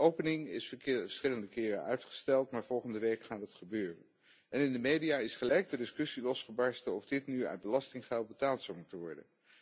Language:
Dutch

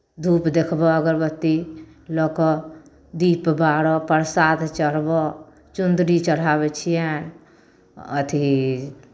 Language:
Maithili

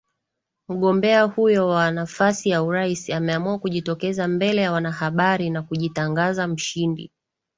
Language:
Swahili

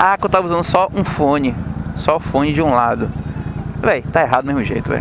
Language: Portuguese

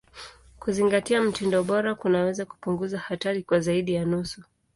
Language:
Swahili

